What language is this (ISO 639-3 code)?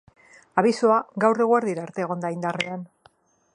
eus